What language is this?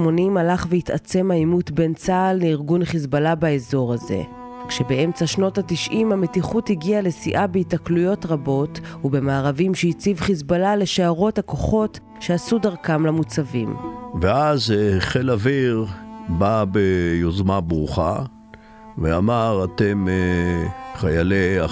Hebrew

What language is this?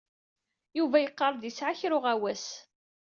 Kabyle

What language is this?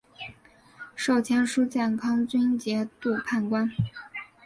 Chinese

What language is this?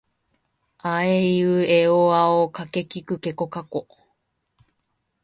Japanese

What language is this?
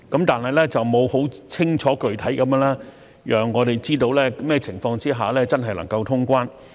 Cantonese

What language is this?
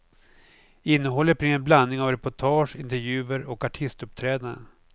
Swedish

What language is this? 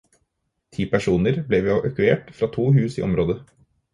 Norwegian Bokmål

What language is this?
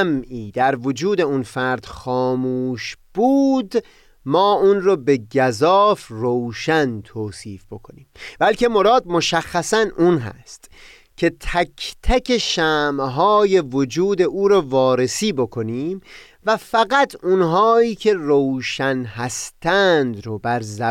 Persian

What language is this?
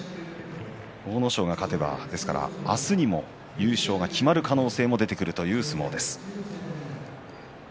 Japanese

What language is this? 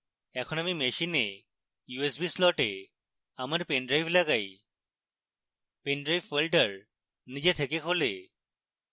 Bangla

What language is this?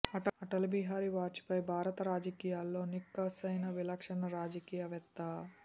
Telugu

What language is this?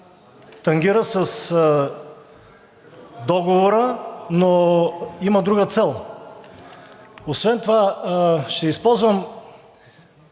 Bulgarian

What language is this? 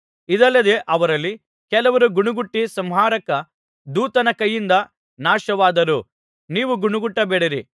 Kannada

